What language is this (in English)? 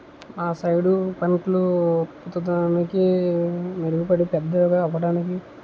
Telugu